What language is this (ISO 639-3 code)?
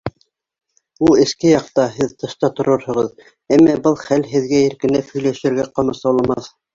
bak